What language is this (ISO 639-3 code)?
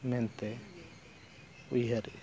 sat